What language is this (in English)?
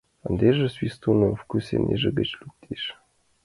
Mari